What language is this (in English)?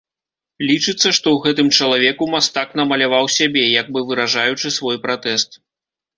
Belarusian